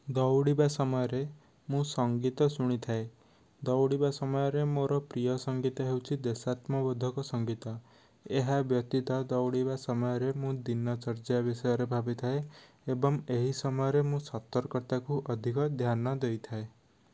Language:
Odia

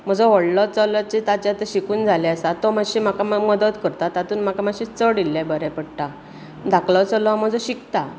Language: Konkani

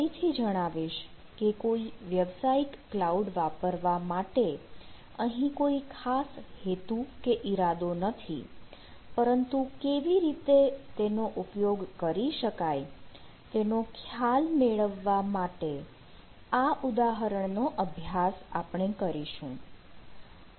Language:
Gujarati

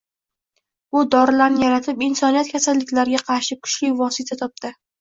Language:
Uzbek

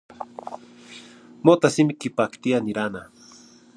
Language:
Zacatlán-Ahuacatlán-Tepetzintla Nahuatl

